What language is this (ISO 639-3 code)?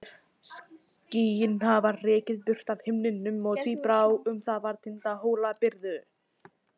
isl